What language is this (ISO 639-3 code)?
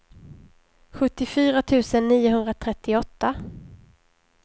swe